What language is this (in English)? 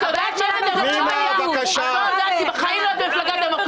Hebrew